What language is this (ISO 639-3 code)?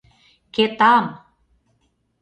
chm